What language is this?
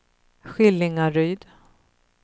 Swedish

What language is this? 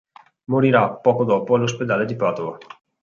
Italian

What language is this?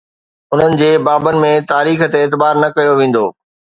Sindhi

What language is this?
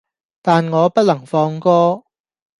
Cantonese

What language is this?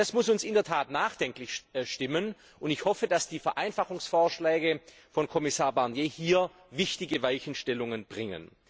German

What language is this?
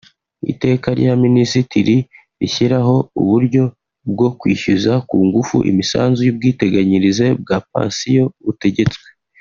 Kinyarwanda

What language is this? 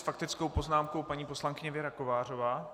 Czech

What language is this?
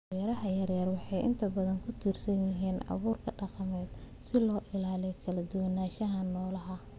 Somali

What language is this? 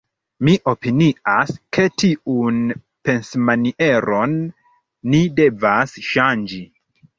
Esperanto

